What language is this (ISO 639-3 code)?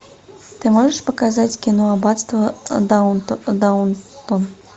rus